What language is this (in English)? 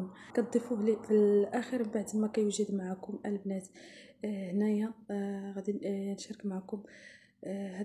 Arabic